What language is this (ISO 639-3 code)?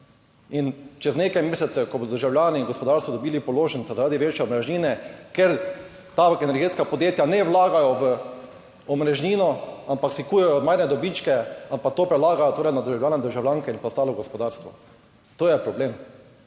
slv